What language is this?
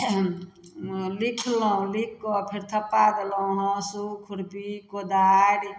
Maithili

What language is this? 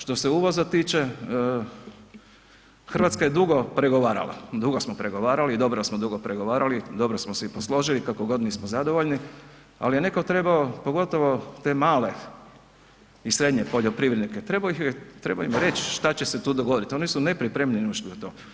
Croatian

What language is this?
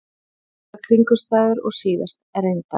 Icelandic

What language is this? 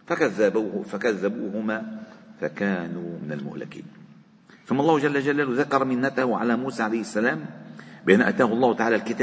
Arabic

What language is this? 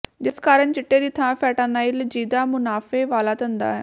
Punjabi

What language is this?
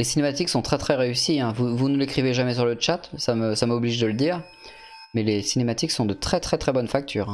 French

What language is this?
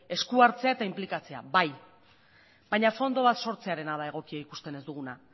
Basque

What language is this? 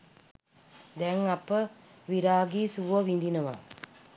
Sinhala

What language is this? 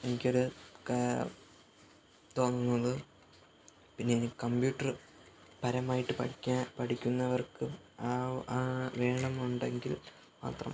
Malayalam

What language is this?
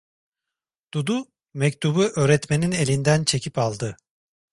Turkish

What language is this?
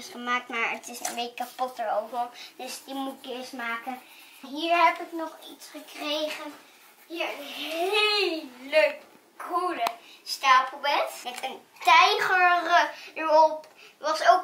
Dutch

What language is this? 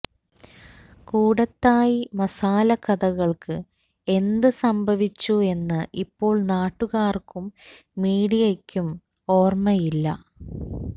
Malayalam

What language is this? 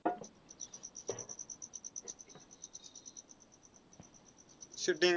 Marathi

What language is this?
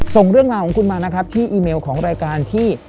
Thai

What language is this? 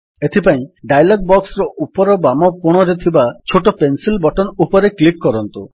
Odia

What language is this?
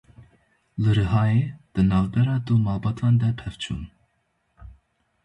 Kurdish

